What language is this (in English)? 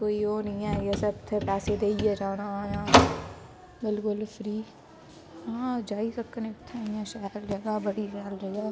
Dogri